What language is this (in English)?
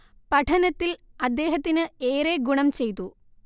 Malayalam